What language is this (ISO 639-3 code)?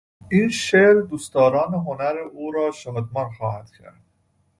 fas